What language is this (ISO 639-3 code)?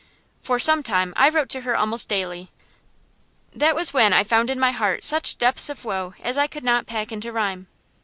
eng